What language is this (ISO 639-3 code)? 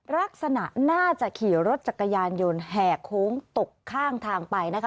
tha